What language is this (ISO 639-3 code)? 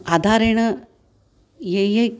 san